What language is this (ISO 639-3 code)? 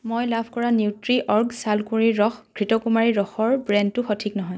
asm